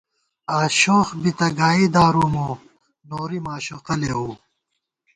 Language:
Gawar-Bati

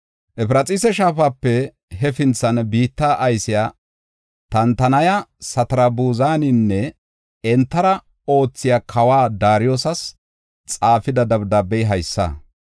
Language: Gofa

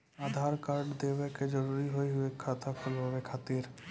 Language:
Maithili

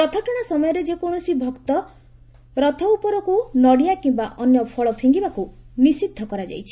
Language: Odia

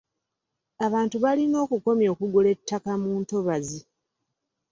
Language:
Ganda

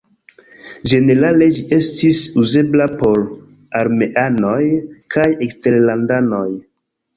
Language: Esperanto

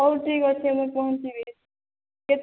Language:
Odia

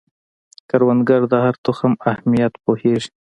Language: Pashto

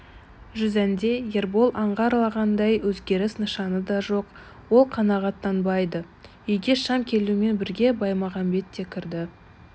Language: Kazakh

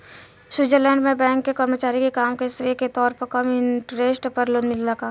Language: Bhojpuri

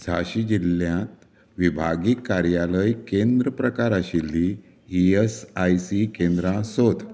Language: Konkani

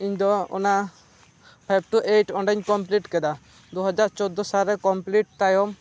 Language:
Santali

